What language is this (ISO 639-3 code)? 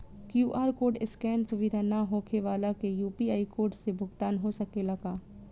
bho